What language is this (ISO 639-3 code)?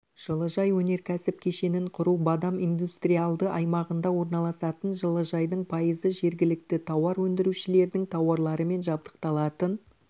kaz